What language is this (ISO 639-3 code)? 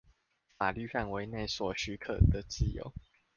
zho